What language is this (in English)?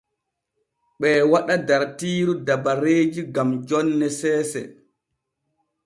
Borgu Fulfulde